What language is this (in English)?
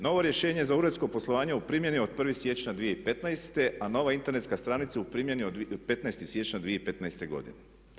Croatian